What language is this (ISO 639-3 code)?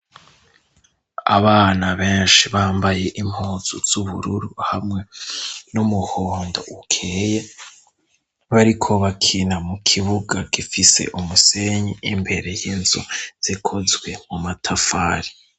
run